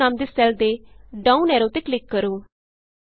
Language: Punjabi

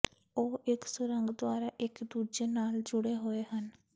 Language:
Punjabi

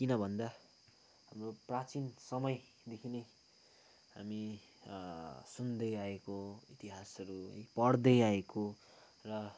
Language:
Nepali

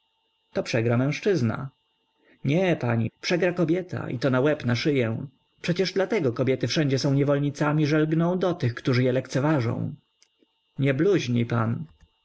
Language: Polish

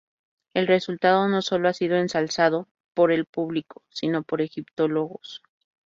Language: Spanish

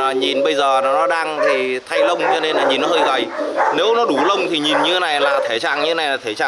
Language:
Vietnamese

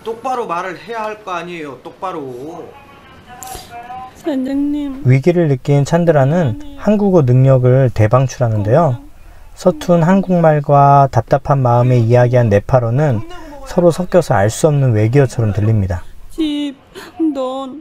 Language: Korean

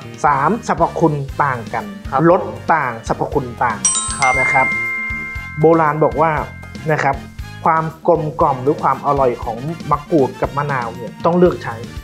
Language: Thai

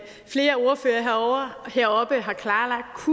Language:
Danish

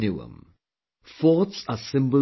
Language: English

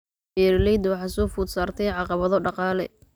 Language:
Somali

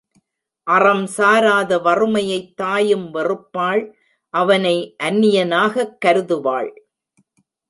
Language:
Tamil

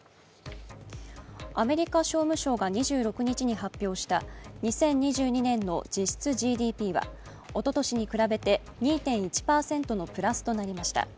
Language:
Japanese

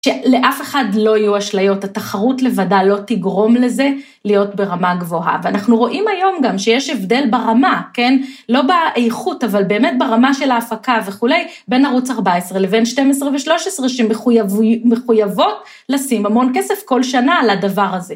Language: Hebrew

